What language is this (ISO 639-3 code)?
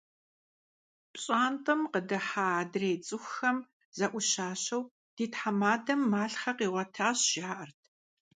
kbd